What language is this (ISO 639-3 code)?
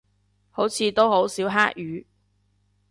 yue